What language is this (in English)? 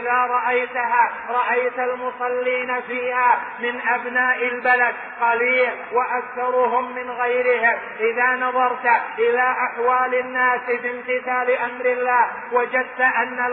Arabic